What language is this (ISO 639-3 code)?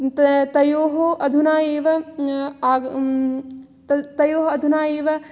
san